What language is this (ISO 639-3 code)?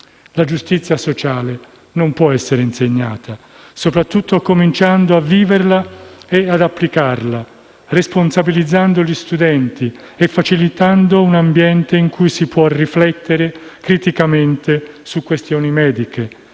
ita